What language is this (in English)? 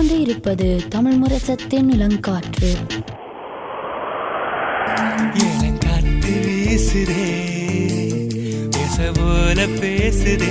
Tamil